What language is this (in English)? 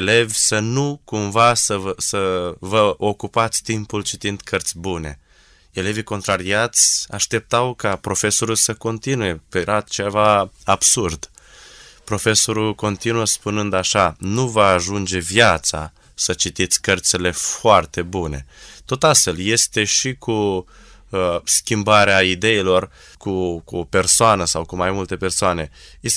Romanian